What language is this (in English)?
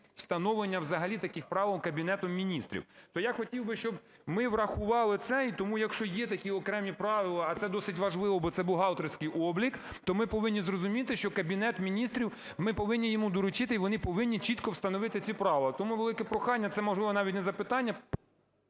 Ukrainian